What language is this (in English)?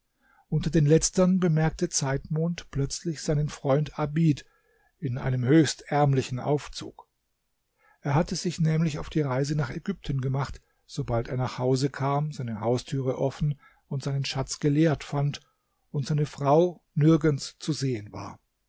German